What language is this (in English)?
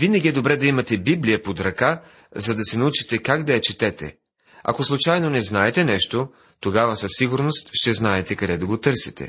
Bulgarian